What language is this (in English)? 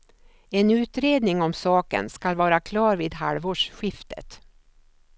Swedish